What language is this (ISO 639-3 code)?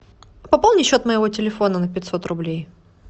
rus